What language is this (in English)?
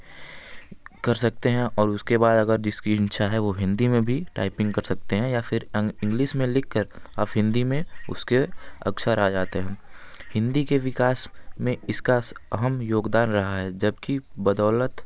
Hindi